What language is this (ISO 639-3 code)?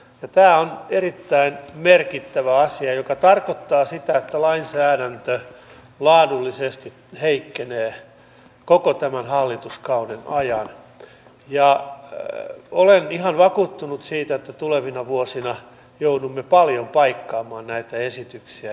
fin